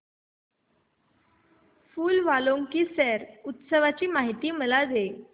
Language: Marathi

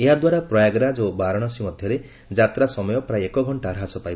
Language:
Odia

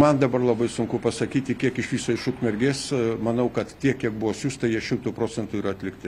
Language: Lithuanian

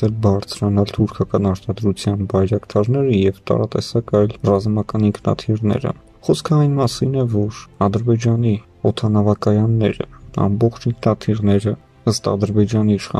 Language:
Romanian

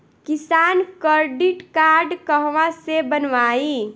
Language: Bhojpuri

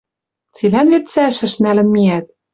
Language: Western Mari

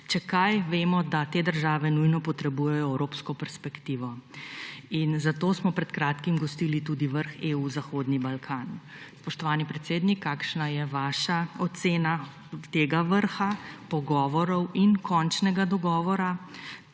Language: Slovenian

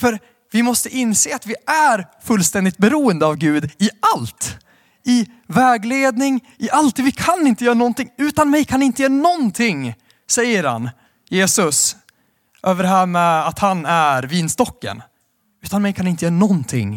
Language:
Swedish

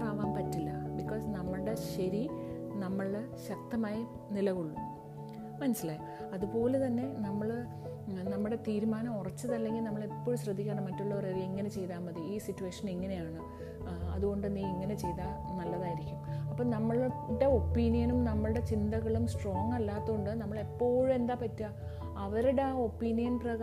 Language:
Malayalam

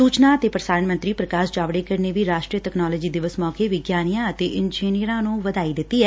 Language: Punjabi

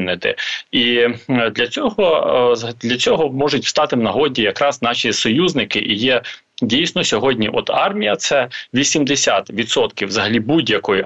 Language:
Ukrainian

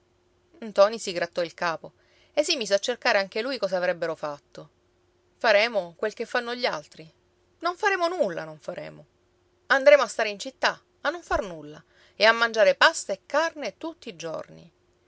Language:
Italian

